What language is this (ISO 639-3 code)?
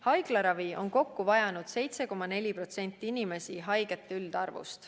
est